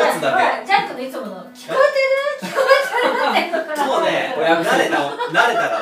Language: Japanese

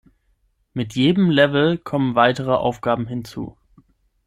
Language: German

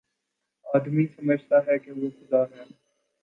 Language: Urdu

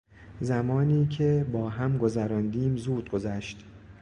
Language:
Persian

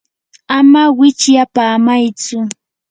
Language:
Yanahuanca Pasco Quechua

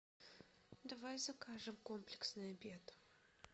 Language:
Russian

